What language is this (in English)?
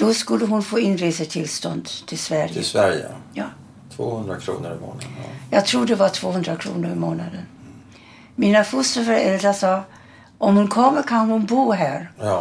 Swedish